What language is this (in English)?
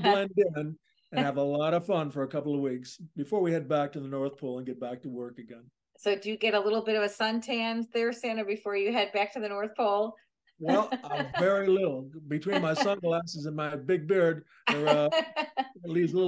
English